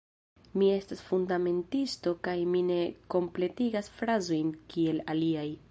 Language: Esperanto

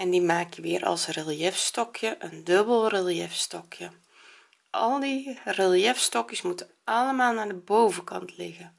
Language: Dutch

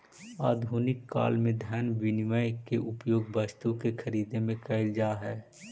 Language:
Magahi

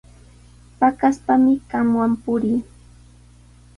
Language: Sihuas Ancash Quechua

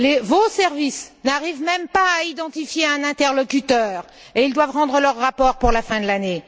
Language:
French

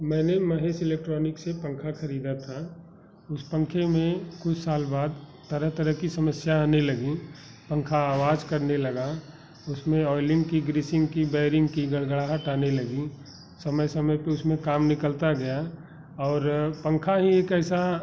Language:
Hindi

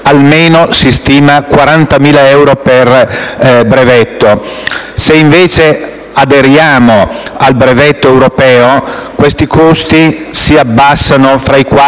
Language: Italian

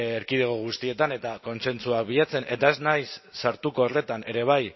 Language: Basque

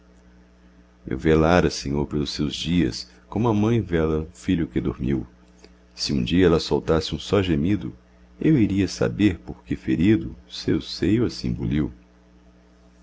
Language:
Portuguese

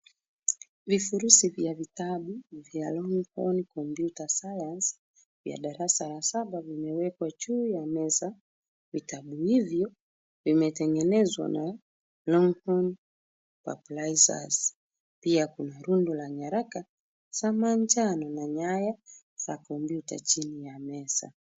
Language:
Swahili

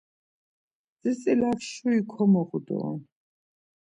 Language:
Laz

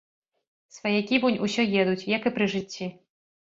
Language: Belarusian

